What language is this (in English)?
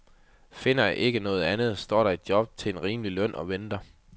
Danish